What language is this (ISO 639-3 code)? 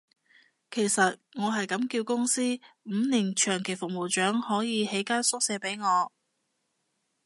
yue